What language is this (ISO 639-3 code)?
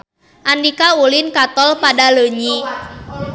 sun